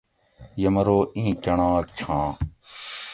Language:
Gawri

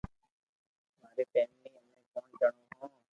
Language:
Loarki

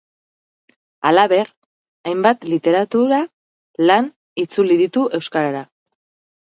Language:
Basque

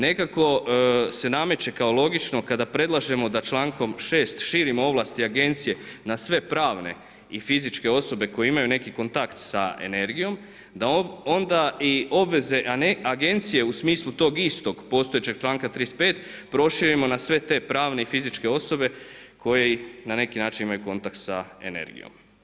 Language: Croatian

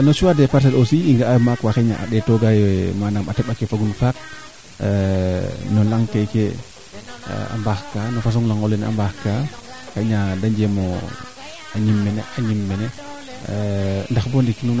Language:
Serer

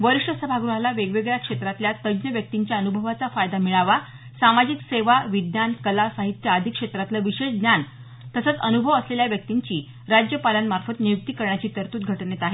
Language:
Marathi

